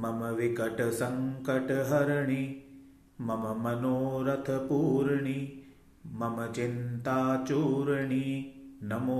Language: Hindi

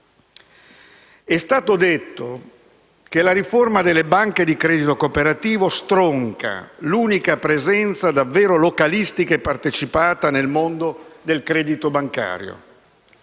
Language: Italian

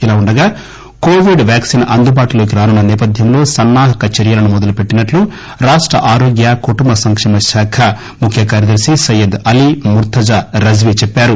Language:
Telugu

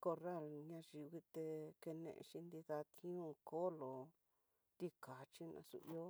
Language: Tidaá Mixtec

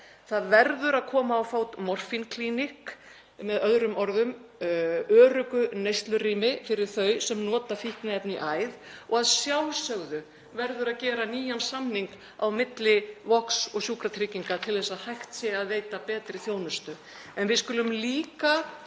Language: Icelandic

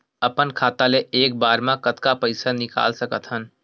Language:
Chhattisgarhi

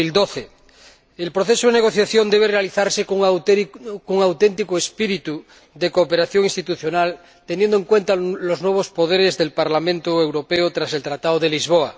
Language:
Spanish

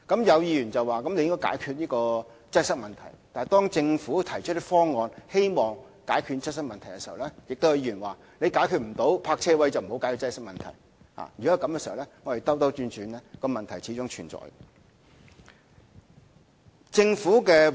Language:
Cantonese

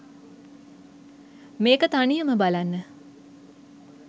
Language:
Sinhala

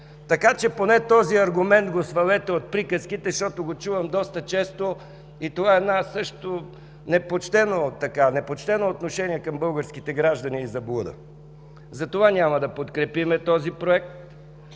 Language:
Bulgarian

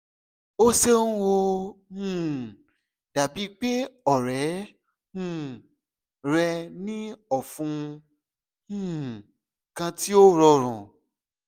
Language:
Yoruba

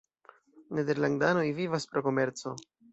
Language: Esperanto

